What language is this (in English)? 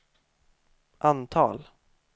Swedish